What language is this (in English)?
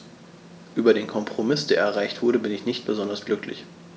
German